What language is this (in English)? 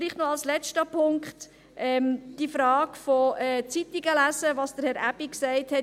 Swiss German